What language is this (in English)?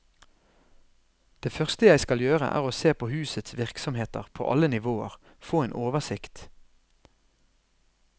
Norwegian